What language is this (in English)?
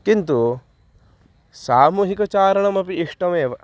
Sanskrit